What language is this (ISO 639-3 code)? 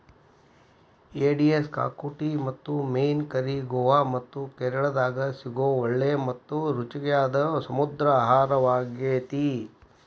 kan